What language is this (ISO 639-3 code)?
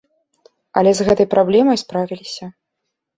bel